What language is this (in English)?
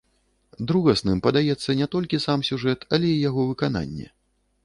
Belarusian